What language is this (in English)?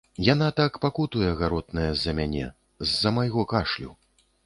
Belarusian